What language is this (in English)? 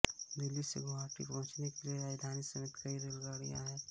Hindi